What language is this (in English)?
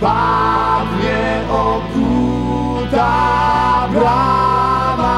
Polish